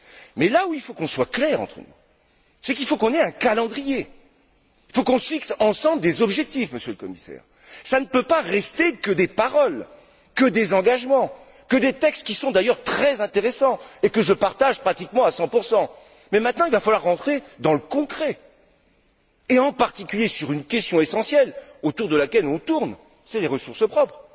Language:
French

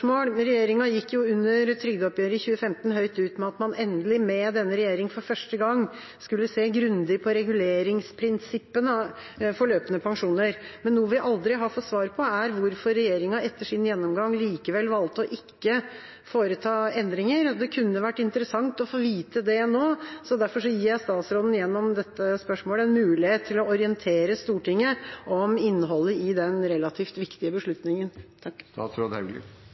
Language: Norwegian Bokmål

